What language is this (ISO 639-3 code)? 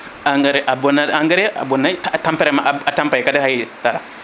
ful